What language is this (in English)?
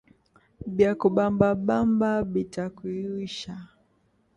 Swahili